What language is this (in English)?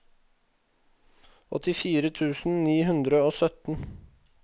Norwegian